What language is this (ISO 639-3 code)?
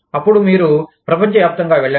tel